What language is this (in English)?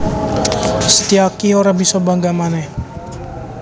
Javanese